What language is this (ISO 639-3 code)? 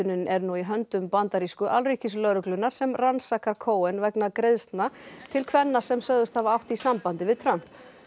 isl